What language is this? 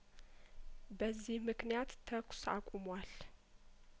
Amharic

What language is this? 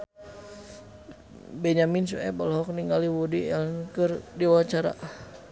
Sundanese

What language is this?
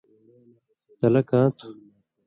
Indus Kohistani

